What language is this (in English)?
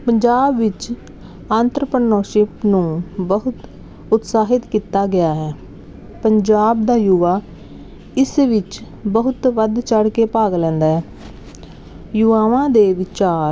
Punjabi